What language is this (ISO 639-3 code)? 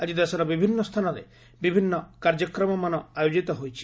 ori